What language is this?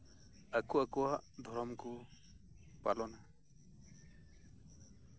Santali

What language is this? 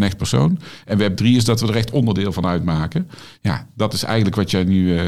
Dutch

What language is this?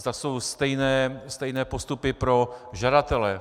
Czech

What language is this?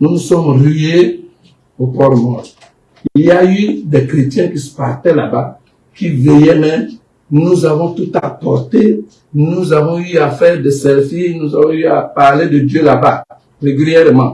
French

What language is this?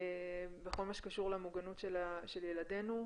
Hebrew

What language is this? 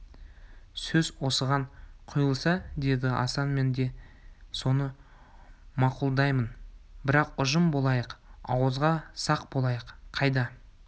Kazakh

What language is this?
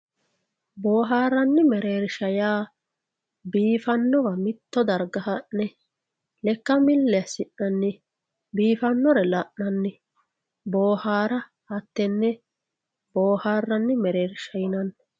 Sidamo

